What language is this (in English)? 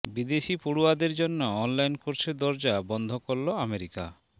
Bangla